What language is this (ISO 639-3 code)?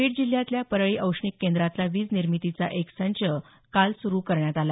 mar